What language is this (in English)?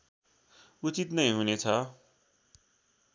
Nepali